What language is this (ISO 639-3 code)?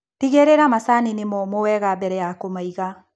kik